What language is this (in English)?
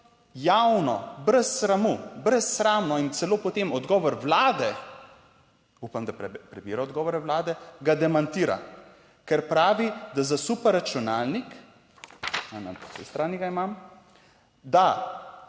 Slovenian